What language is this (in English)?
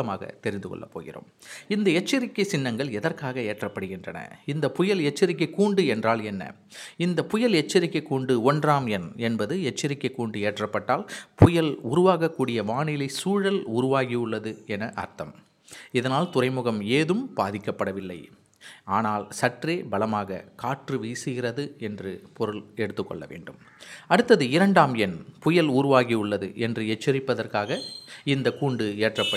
Tamil